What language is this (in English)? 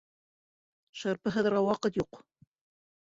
Bashkir